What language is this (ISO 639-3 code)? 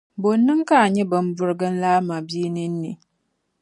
dag